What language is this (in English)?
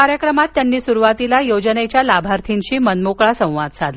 Marathi